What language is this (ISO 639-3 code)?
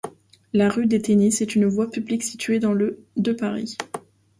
fra